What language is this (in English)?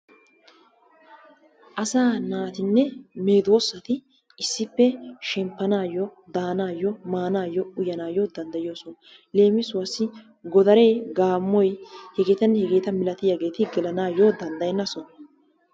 Wolaytta